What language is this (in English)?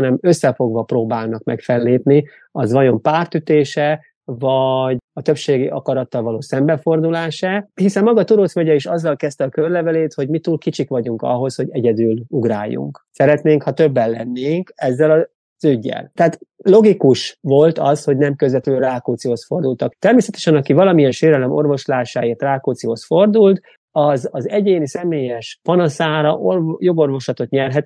Hungarian